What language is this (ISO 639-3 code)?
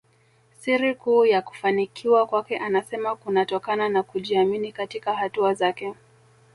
swa